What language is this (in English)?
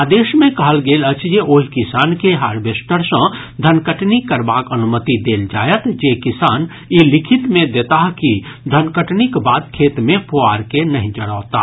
Maithili